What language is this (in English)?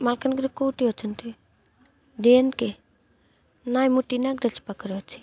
Odia